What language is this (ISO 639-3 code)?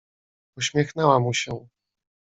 pol